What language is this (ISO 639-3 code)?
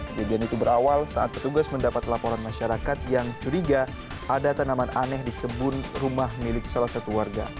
ind